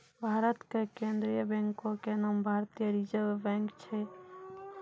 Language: Maithili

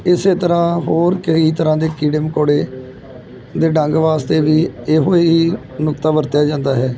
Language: Punjabi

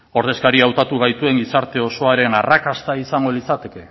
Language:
Basque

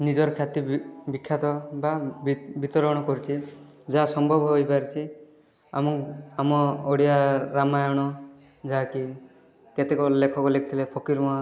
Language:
Odia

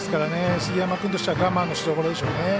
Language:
Japanese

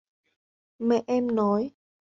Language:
Vietnamese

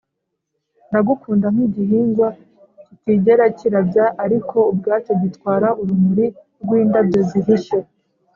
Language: Kinyarwanda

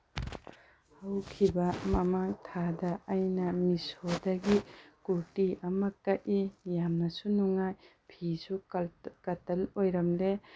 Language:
Manipuri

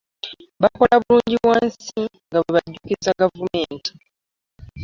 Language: Ganda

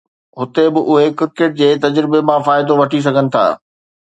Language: Sindhi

